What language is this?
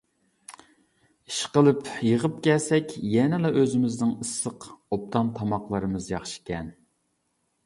Uyghur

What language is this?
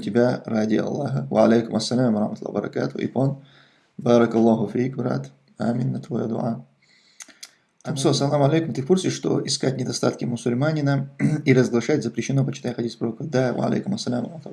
Russian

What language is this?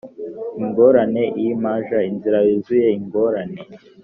Kinyarwanda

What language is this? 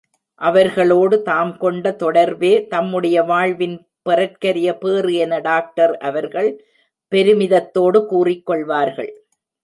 Tamil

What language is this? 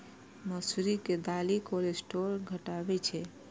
Maithili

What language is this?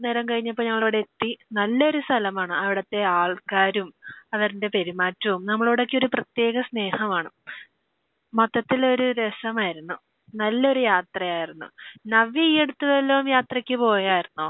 Malayalam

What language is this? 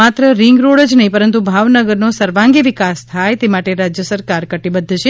Gujarati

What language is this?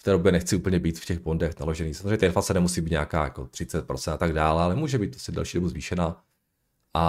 Czech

